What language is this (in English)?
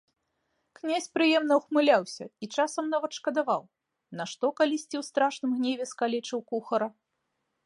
Belarusian